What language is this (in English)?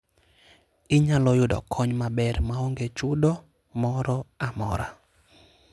Luo (Kenya and Tanzania)